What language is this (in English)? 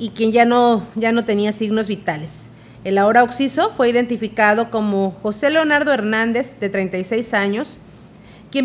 Spanish